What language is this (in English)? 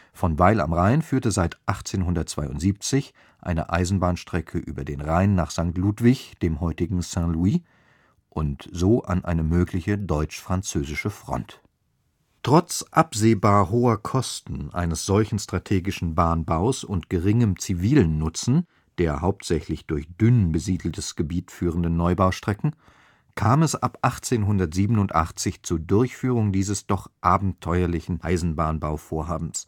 German